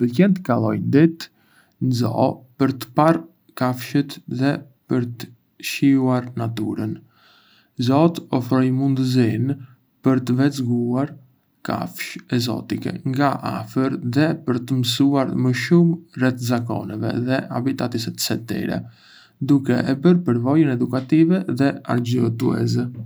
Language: Arbëreshë Albanian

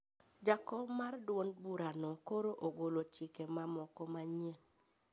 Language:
Luo (Kenya and Tanzania)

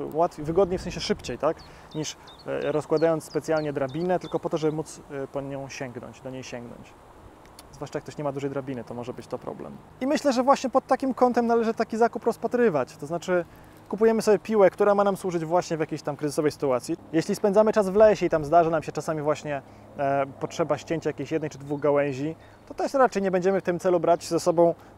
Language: Polish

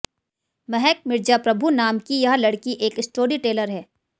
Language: Hindi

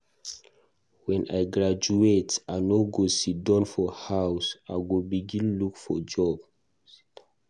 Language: Nigerian Pidgin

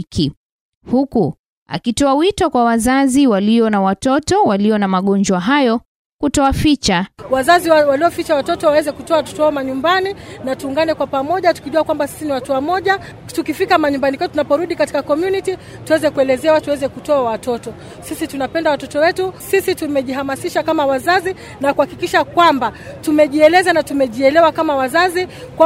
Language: Swahili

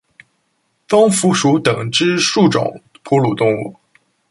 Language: Chinese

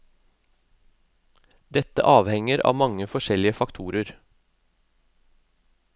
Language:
Norwegian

